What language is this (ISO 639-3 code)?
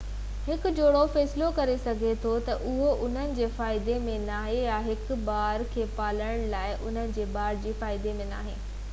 snd